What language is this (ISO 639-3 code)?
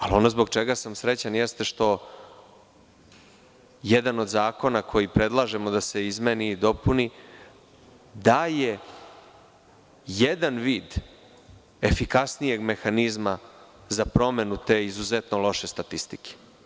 srp